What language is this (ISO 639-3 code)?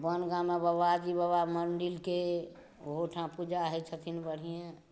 mai